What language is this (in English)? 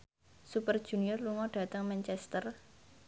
Javanese